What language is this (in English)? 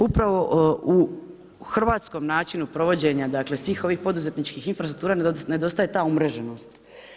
Croatian